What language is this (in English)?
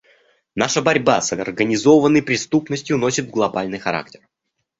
Russian